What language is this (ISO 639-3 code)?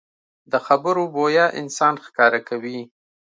pus